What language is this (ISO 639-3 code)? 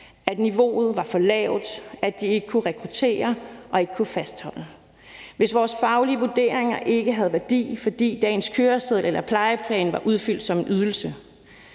dan